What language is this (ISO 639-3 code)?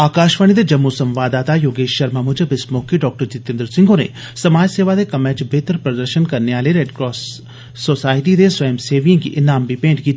doi